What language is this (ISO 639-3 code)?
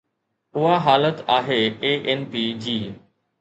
snd